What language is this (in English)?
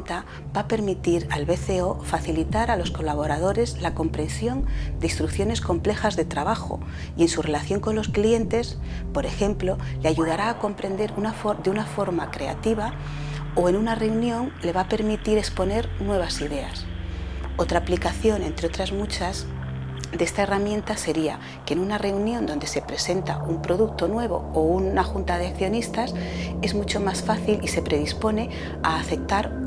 Spanish